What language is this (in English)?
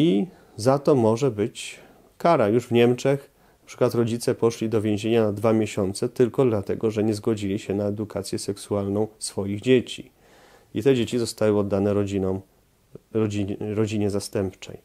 Polish